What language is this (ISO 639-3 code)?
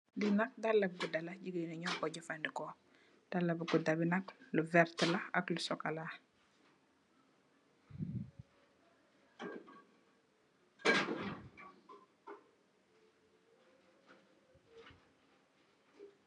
wol